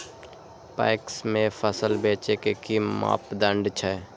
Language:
Maithili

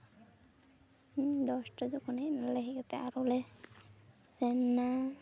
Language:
Santali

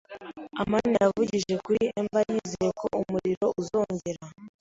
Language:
Kinyarwanda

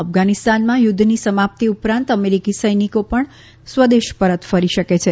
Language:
Gujarati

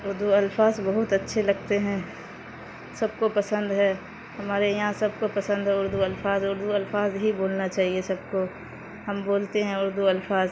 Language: Urdu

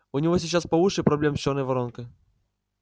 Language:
Russian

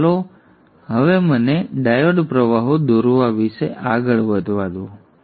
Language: Gujarati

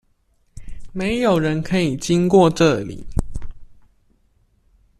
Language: Chinese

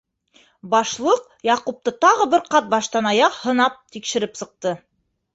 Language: Bashkir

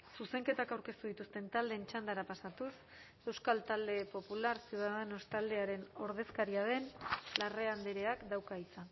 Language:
Basque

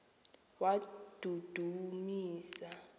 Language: Xhosa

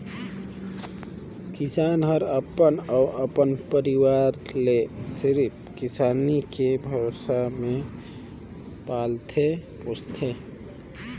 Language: Chhattisgarhi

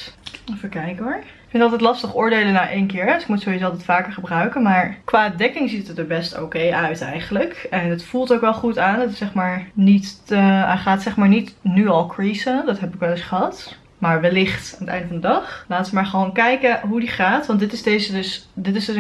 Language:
Dutch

